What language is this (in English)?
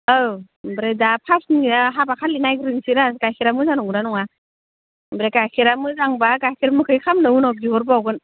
Bodo